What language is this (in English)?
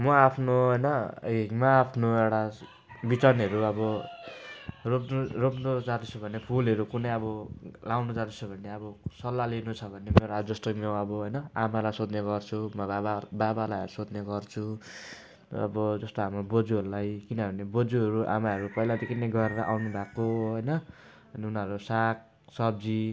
Nepali